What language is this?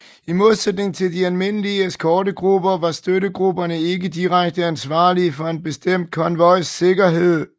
Danish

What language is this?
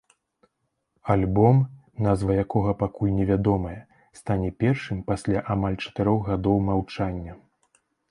Belarusian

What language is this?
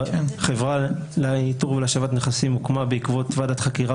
Hebrew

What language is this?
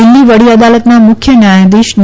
Gujarati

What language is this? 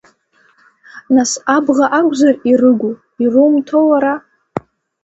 Abkhazian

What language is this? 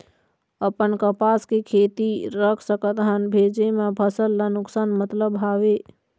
Chhattisgarhi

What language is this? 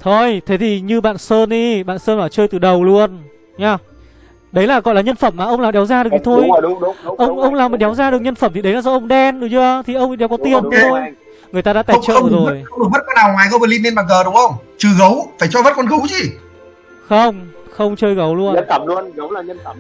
Vietnamese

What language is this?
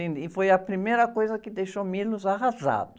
Portuguese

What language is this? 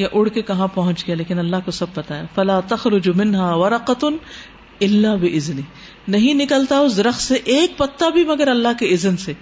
Urdu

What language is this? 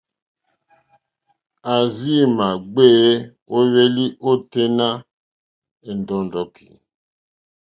Mokpwe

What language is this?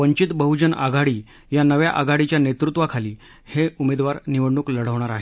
Marathi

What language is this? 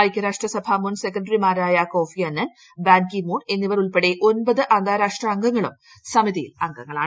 Malayalam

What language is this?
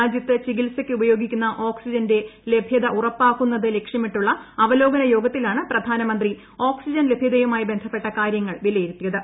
Malayalam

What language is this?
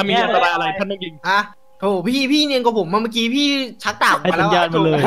Thai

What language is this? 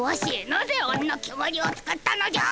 Japanese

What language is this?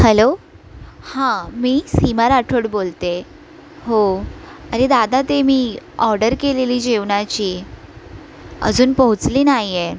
Marathi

